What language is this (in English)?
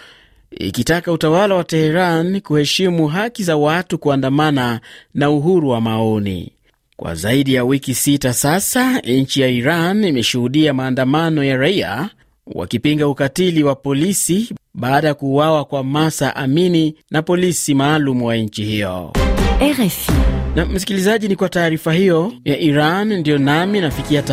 Swahili